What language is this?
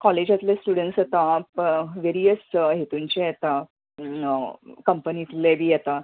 Konkani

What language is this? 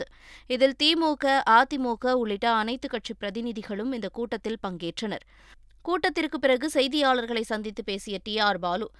Tamil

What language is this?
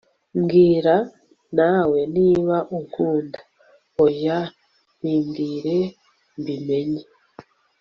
Kinyarwanda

